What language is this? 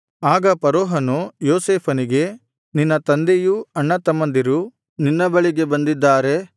Kannada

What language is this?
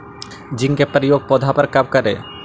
Magahi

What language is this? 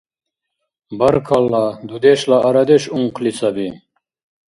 Dargwa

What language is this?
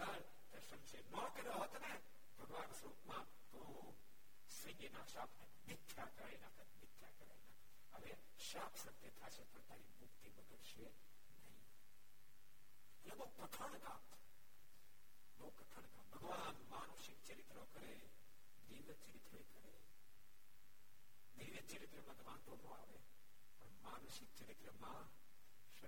Gujarati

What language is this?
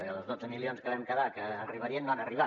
Catalan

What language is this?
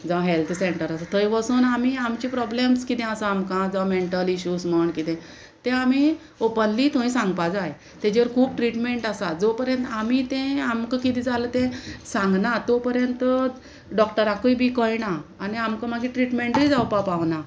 Konkani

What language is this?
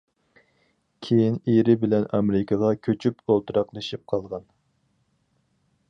Uyghur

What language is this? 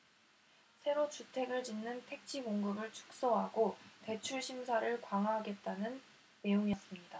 Korean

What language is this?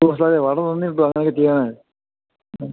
Malayalam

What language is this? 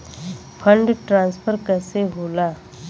Bhojpuri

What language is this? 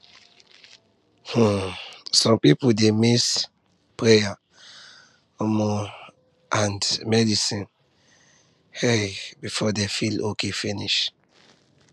Nigerian Pidgin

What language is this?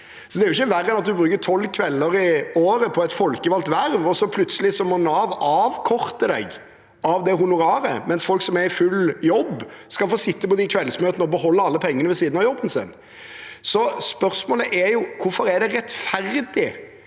Norwegian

